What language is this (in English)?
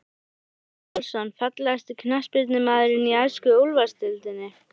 Icelandic